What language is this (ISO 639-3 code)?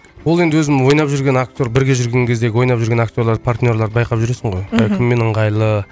kaz